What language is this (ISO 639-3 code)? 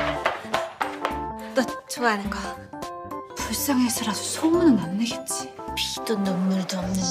kor